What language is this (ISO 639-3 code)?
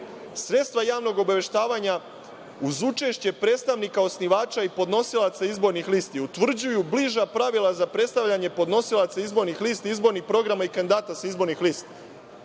srp